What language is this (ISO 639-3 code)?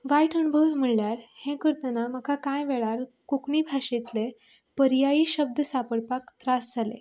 kok